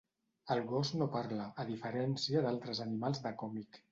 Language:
Catalan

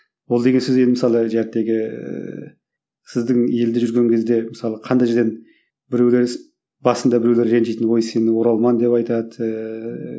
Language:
Kazakh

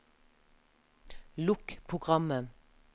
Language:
Norwegian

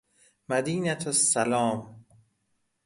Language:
Persian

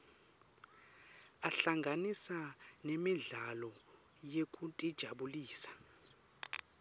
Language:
Swati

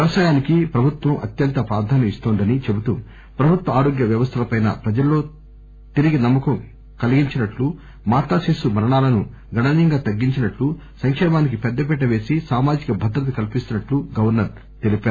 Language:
Telugu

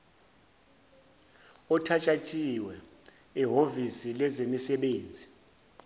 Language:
Zulu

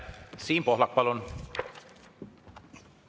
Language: Estonian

